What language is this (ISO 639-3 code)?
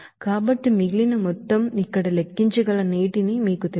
tel